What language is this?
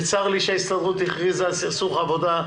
Hebrew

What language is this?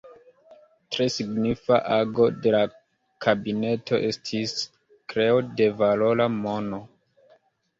Esperanto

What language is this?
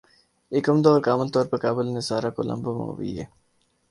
Urdu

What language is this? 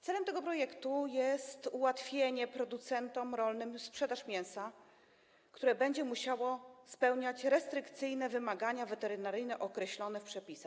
Polish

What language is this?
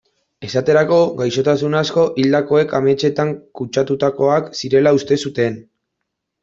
Basque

